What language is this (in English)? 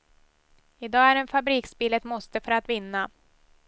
Swedish